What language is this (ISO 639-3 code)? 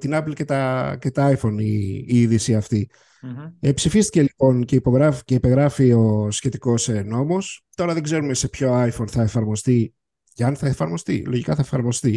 ell